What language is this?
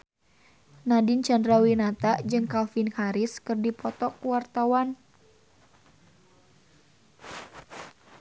Sundanese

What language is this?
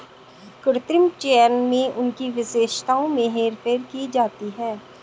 Hindi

